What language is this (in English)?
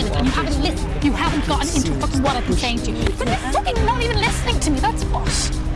German